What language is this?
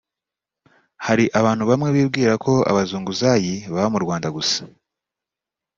Kinyarwanda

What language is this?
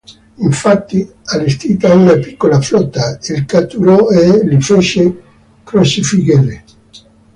Italian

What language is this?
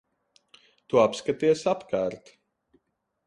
Latvian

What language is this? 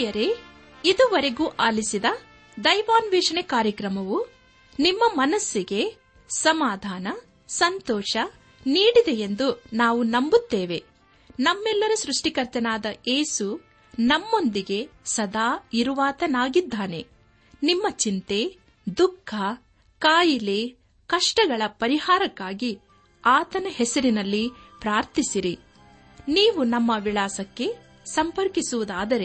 Kannada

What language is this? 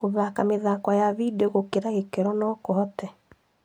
Kikuyu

